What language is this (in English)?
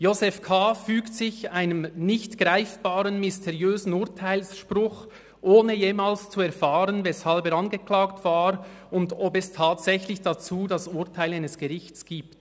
Swiss German